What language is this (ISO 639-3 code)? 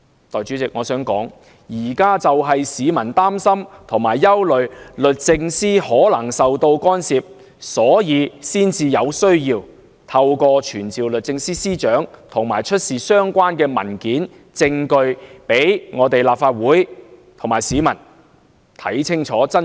yue